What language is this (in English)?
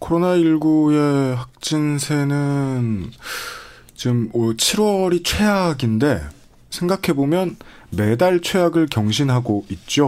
Korean